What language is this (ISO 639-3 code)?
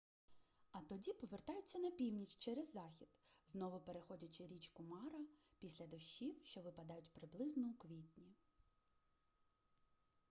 ukr